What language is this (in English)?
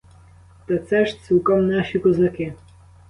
Ukrainian